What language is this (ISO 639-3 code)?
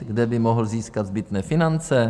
ces